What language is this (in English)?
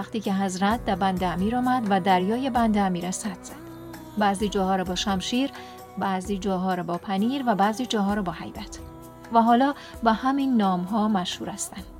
Persian